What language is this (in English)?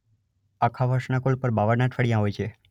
Gujarati